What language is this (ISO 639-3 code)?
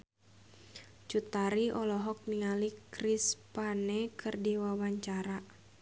sun